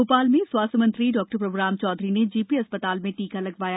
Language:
Hindi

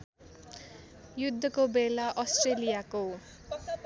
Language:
Nepali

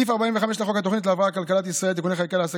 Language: Hebrew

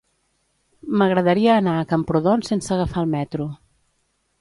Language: Catalan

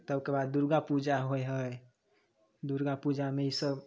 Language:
Maithili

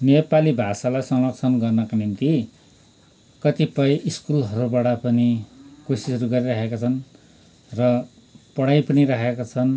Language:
Nepali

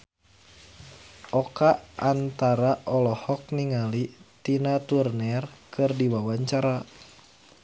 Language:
Sundanese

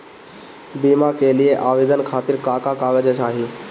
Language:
Bhojpuri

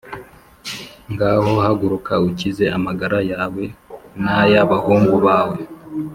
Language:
Kinyarwanda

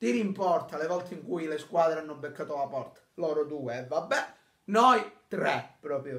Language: Italian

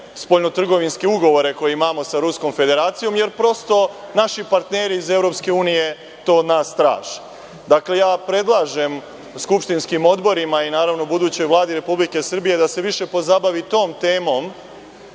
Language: Serbian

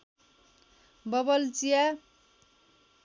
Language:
Nepali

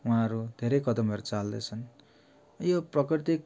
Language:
Nepali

